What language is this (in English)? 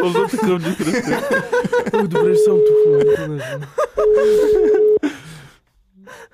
Bulgarian